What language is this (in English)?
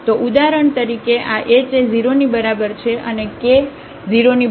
Gujarati